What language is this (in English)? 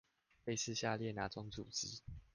Chinese